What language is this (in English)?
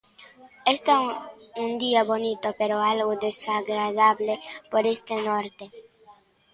Galician